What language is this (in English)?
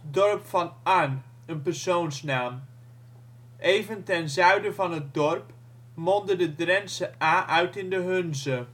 Dutch